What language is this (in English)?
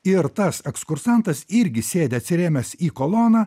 Lithuanian